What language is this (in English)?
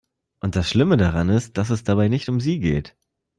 German